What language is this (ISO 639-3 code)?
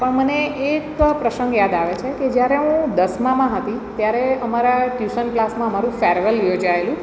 guj